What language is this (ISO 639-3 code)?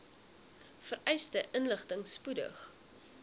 afr